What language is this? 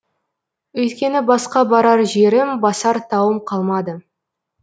Kazakh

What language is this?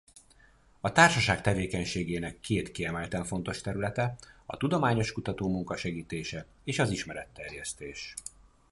Hungarian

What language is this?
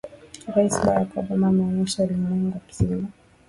Swahili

